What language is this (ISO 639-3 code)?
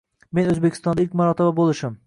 uzb